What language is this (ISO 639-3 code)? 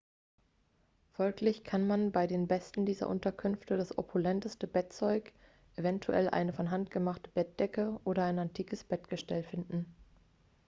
deu